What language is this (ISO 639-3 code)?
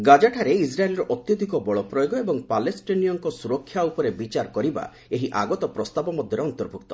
ori